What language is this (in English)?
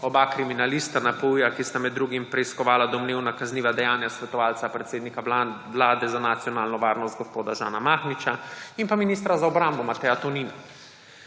Slovenian